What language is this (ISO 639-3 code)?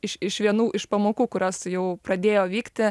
lit